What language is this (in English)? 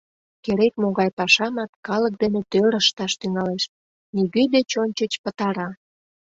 Mari